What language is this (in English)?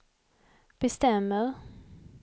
Swedish